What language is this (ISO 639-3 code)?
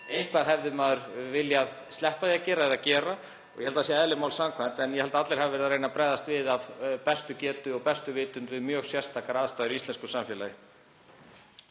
isl